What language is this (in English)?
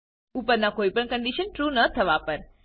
Gujarati